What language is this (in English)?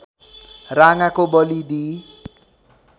Nepali